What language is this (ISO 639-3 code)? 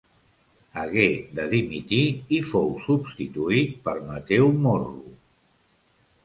cat